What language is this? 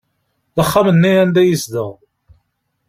Kabyle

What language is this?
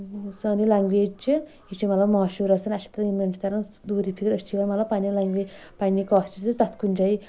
Kashmiri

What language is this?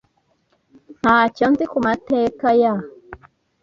Kinyarwanda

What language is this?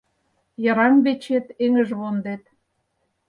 Mari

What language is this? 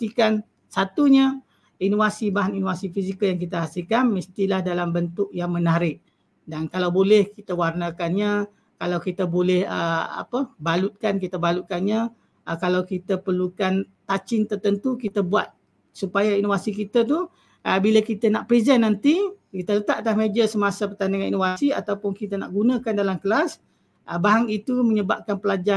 Malay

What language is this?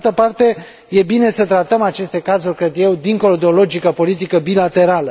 Romanian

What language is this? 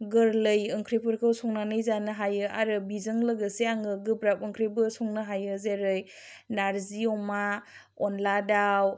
Bodo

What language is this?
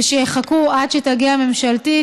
Hebrew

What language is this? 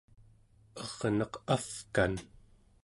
Central Yupik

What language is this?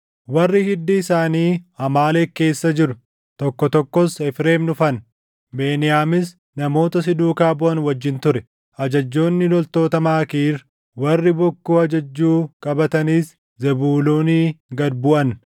Oromo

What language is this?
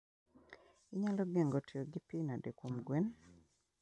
Luo (Kenya and Tanzania)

